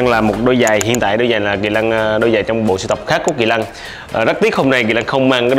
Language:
Vietnamese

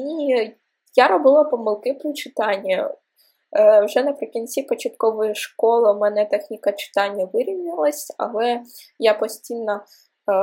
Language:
Ukrainian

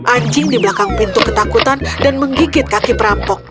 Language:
Indonesian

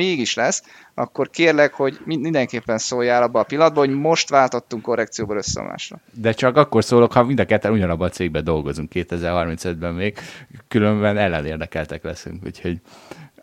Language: Hungarian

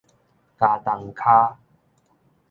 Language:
Min Nan Chinese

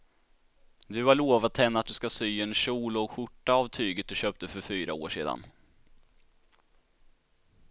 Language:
Swedish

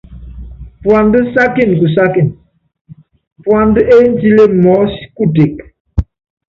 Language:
Yangben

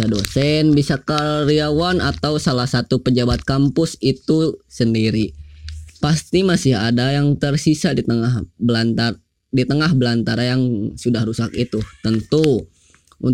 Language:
Indonesian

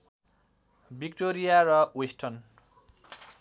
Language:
Nepali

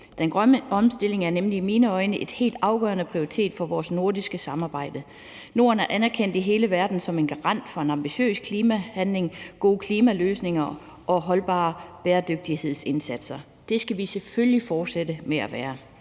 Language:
Danish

